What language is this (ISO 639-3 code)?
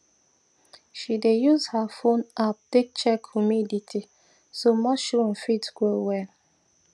pcm